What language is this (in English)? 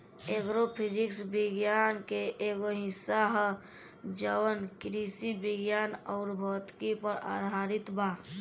Bhojpuri